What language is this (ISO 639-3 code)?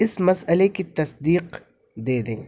urd